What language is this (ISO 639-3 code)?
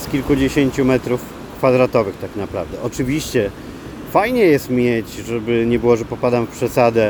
pol